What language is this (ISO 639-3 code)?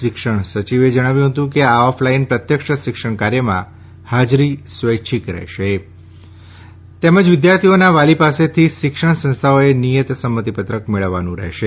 guj